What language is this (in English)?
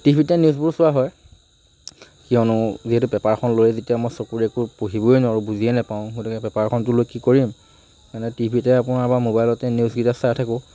Assamese